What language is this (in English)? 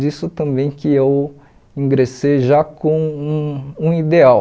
Portuguese